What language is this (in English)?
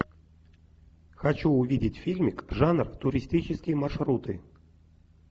Russian